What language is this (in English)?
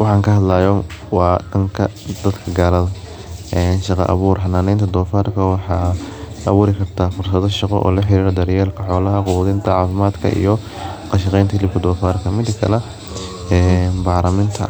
Somali